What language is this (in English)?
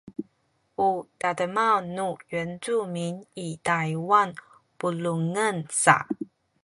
Sakizaya